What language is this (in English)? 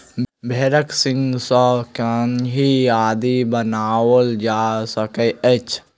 Maithili